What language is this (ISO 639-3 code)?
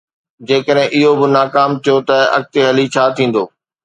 snd